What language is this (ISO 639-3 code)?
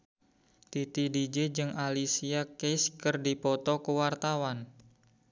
sun